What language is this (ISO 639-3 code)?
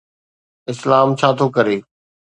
snd